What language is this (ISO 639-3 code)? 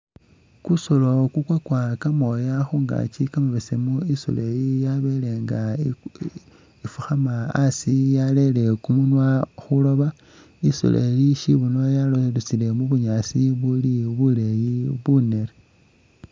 myx